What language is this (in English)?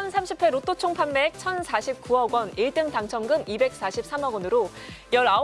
Korean